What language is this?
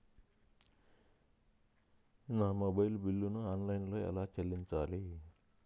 Telugu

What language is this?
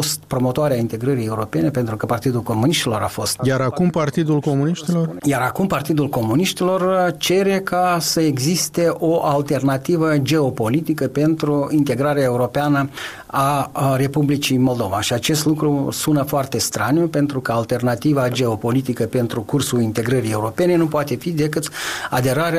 Romanian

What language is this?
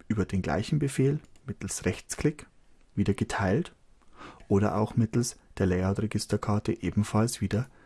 German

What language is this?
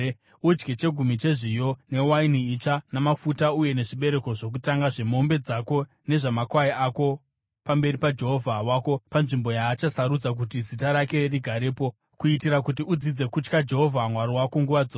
Shona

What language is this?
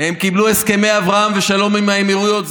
Hebrew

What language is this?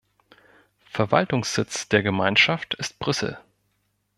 German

